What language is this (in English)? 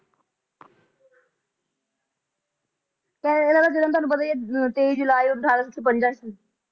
Punjabi